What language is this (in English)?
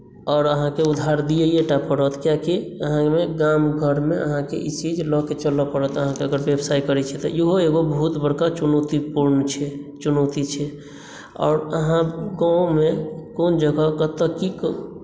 Maithili